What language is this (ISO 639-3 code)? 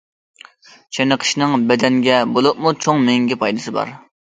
uig